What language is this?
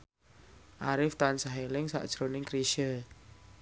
Javanese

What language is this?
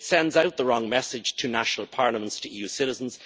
English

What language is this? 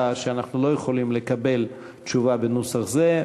Hebrew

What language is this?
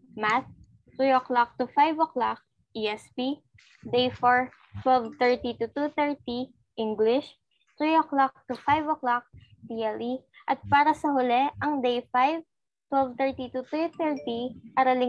Filipino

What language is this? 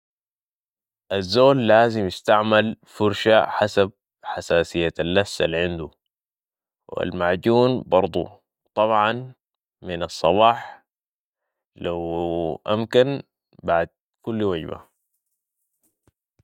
Sudanese Arabic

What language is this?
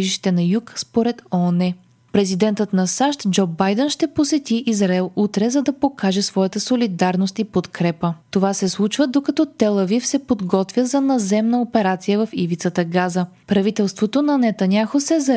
Bulgarian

